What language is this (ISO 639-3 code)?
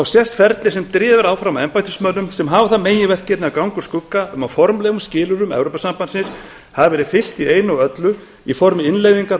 isl